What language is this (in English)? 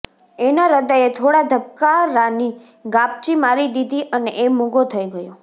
Gujarati